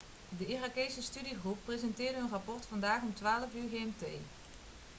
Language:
Dutch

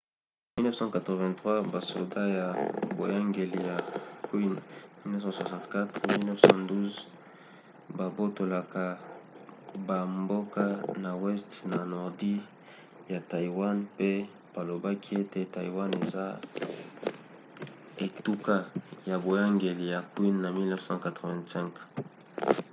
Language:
Lingala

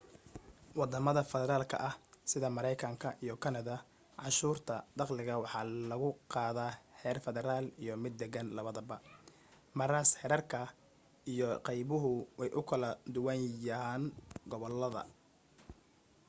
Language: Somali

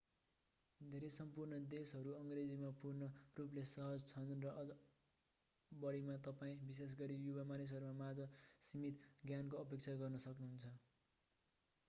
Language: Nepali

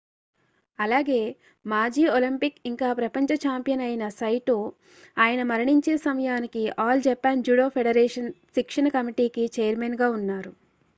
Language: Telugu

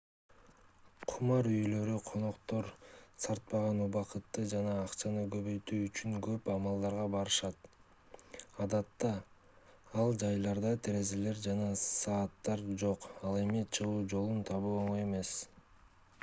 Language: Kyrgyz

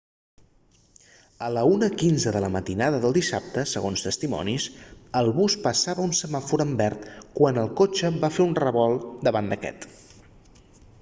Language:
Catalan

